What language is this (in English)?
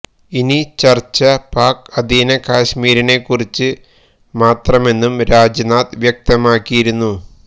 Malayalam